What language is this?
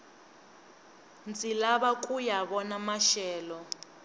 Tsonga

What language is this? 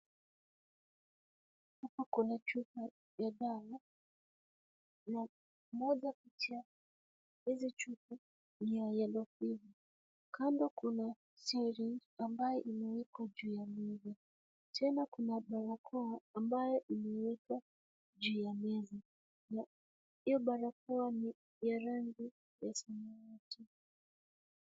Swahili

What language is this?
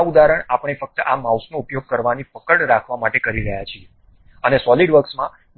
Gujarati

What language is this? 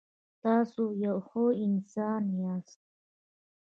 Pashto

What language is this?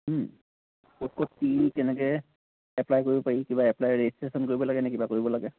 Assamese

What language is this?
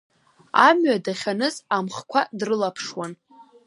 Abkhazian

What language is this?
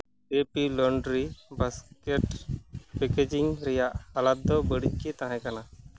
Santali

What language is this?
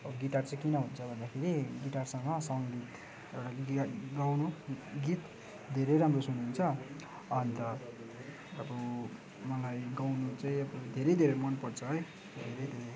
Nepali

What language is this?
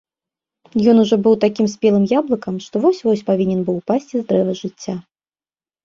Belarusian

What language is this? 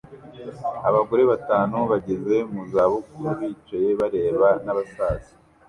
Kinyarwanda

